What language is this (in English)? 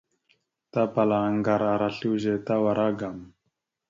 Mada (Cameroon)